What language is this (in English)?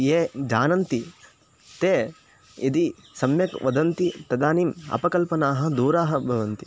Sanskrit